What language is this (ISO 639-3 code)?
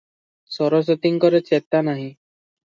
ori